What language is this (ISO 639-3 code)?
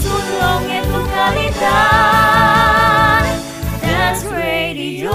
fil